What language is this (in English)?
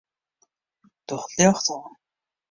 Western Frisian